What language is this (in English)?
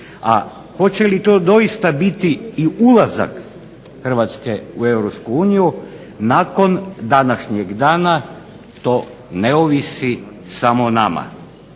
Croatian